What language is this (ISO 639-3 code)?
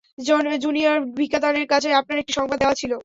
ben